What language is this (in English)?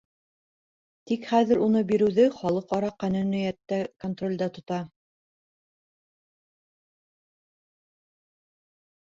Bashkir